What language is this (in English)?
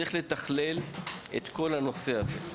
Hebrew